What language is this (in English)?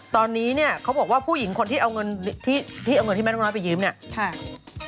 Thai